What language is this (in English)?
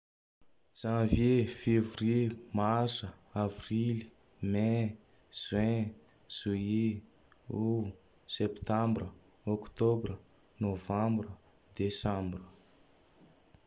Tandroy-Mahafaly Malagasy